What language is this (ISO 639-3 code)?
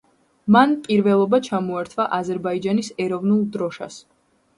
kat